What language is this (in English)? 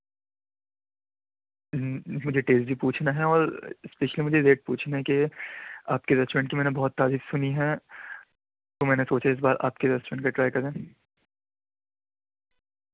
Urdu